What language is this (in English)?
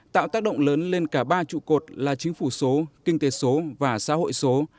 Vietnamese